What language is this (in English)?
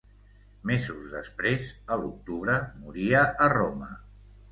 Catalan